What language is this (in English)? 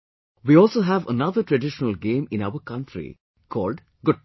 English